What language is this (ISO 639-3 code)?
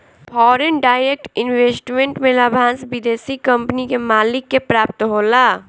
bho